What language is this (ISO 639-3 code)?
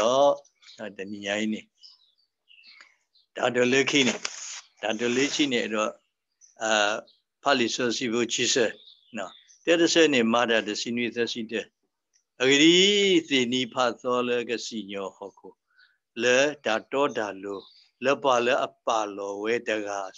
tha